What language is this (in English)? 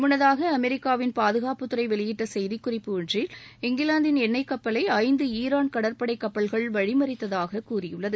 Tamil